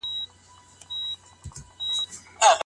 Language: Pashto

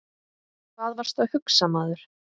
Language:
Icelandic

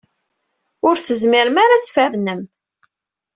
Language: Kabyle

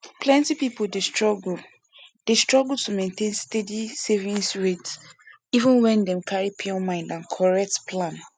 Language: Nigerian Pidgin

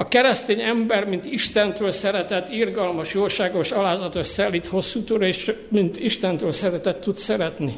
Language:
Hungarian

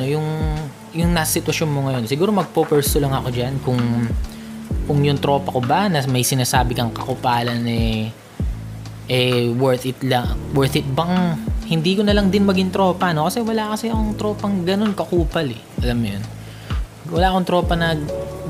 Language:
Filipino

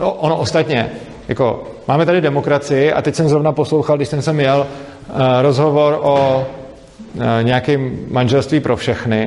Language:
Czech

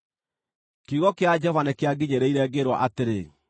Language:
Kikuyu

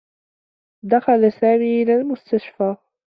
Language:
Arabic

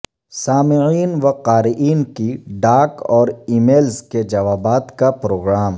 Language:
Urdu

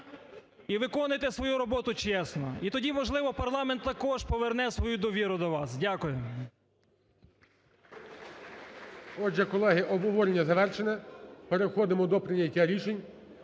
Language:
Ukrainian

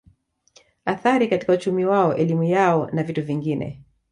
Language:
Swahili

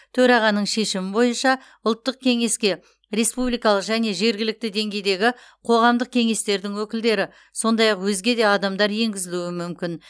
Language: Kazakh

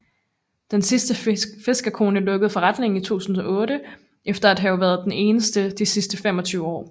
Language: Danish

